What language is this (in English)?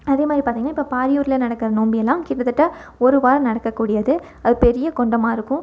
Tamil